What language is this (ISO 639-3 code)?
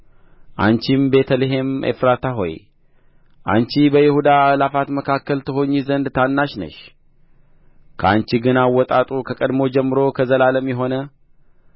amh